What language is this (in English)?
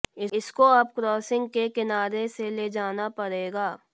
Hindi